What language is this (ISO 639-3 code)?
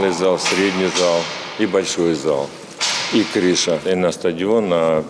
ukr